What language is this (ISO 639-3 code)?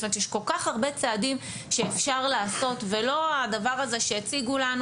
heb